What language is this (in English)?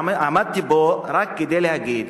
Hebrew